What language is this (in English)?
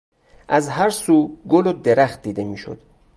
Persian